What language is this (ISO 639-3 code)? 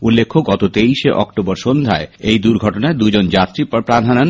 ben